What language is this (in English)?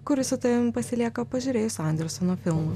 Lithuanian